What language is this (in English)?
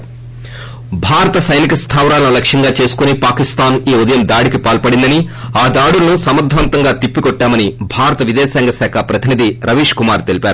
Telugu